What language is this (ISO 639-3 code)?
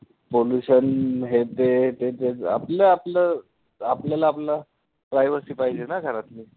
mar